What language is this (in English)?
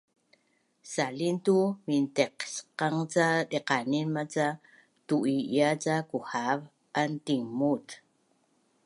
Bunun